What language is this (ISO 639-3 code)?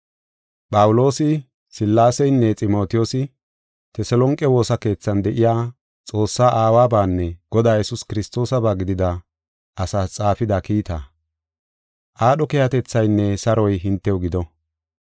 gof